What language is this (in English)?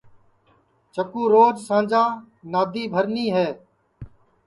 Sansi